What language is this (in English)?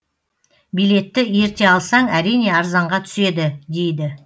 Kazakh